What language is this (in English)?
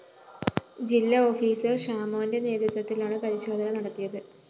Malayalam